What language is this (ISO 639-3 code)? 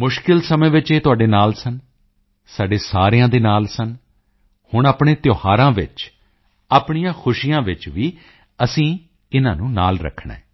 pan